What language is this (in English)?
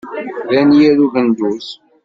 Kabyle